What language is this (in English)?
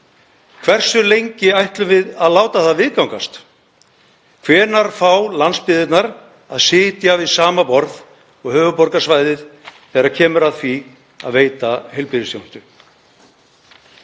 Icelandic